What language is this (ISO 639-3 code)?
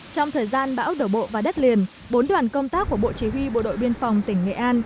vie